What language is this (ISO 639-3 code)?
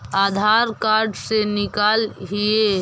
mag